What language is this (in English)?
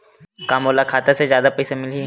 Chhattisgarhi